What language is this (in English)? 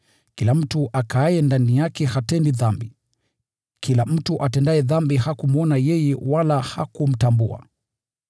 Swahili